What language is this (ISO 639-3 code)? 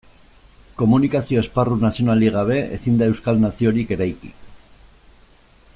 eus